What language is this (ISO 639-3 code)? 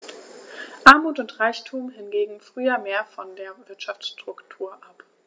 deu